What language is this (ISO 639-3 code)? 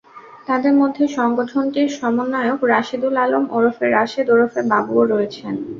ben